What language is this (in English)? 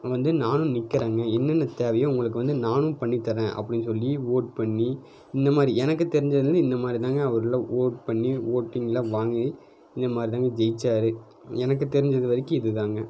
Tamil